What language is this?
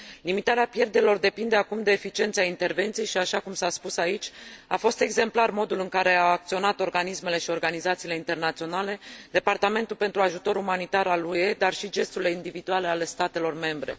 Romanian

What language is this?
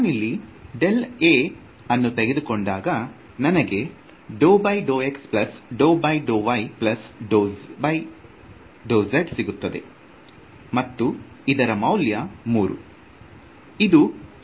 Kannada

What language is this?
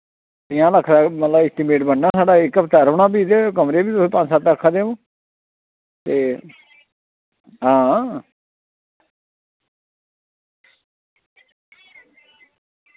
Dogri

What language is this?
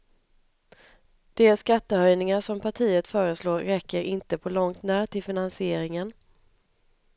Swedish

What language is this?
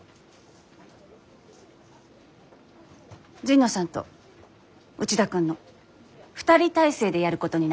Japanese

